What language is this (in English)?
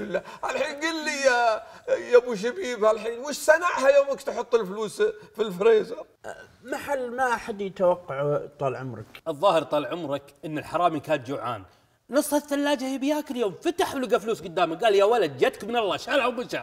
Arabic